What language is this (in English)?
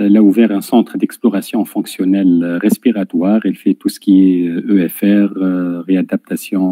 French